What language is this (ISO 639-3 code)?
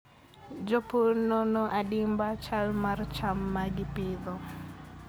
luo